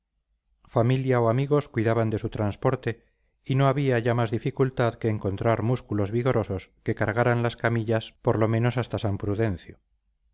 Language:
Spanish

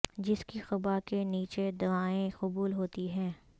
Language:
Urdu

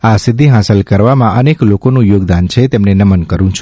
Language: Gujarati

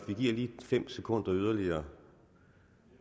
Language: Danish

